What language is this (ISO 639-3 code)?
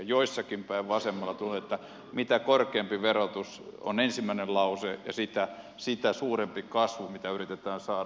fin